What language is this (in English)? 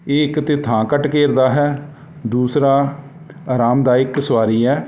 Punjabi